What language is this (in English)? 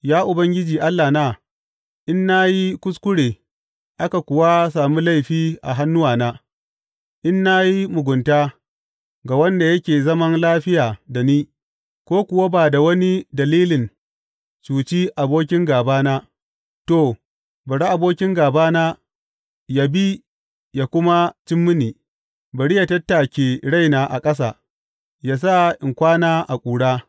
Hausa